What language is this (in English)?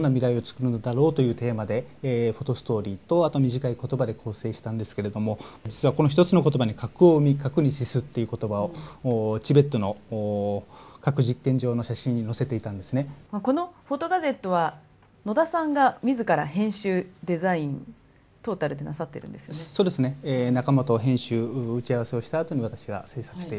Japanese